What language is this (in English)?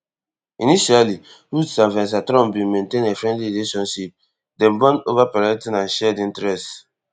Nigerian Pidgin